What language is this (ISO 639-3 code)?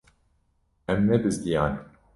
kur